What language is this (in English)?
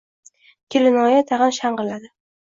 Uzbek